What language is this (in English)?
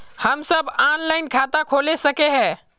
Magahi